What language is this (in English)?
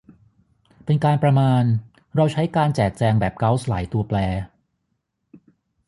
Thai